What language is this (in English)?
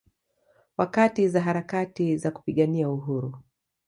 Swahili